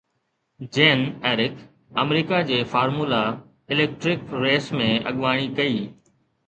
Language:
Sindhi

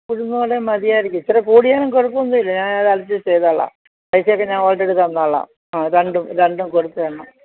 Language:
Malayalam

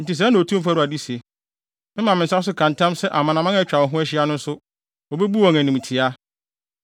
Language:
Akan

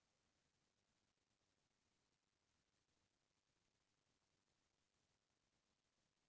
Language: Chhattisgarhi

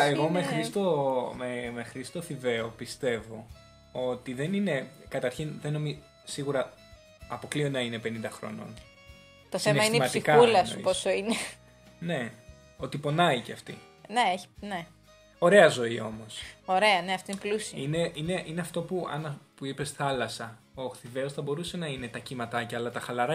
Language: Greek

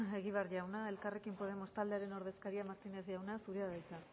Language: Basque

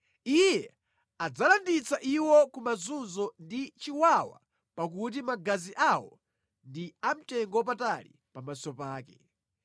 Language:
Nyanja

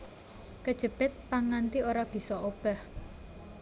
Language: Javanese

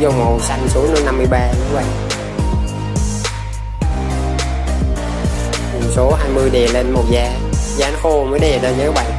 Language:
Vietnamese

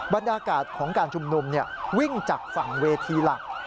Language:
Thai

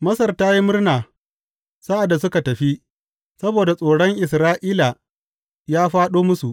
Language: Hausa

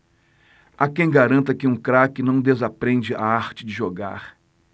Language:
Portuguese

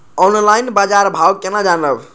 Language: Maithili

